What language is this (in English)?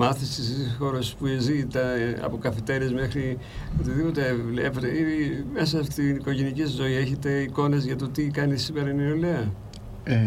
Greek